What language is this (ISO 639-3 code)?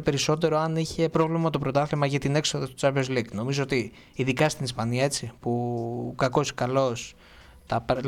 ell